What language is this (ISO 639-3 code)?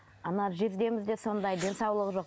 kaz